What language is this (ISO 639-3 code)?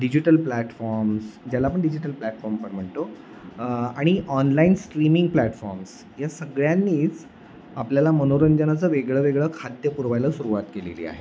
mar